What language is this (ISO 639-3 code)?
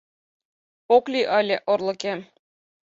chm